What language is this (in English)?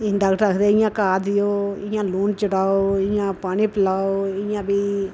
Dogri